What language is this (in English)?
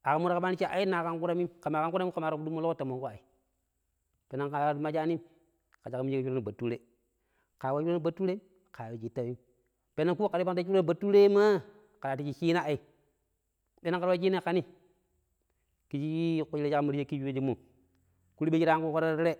Pero